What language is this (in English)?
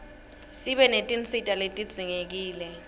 Swati